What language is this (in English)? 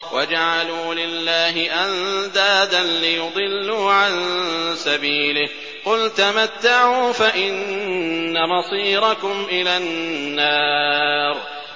Arabic